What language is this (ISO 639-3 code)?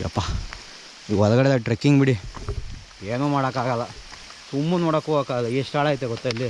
kan